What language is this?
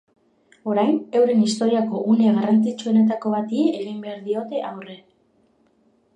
Basque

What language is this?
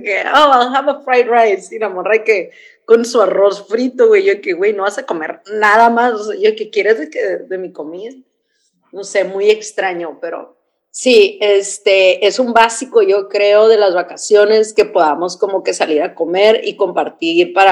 Spanish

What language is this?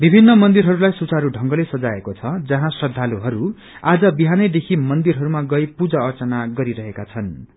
Nepali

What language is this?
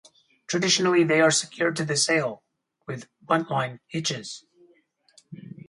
English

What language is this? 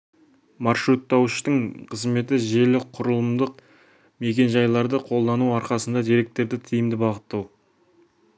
Kazakh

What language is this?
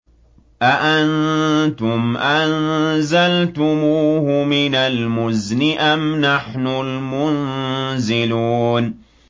Arabic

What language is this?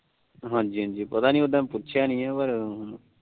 Punjabi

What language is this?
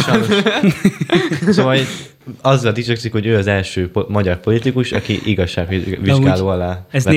Hungarian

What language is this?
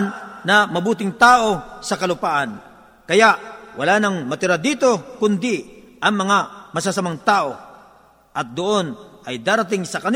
Filipino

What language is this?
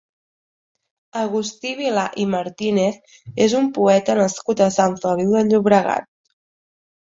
Catalan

